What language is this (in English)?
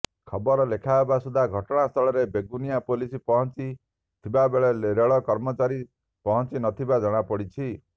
Odia